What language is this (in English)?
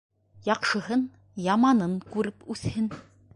Bashkir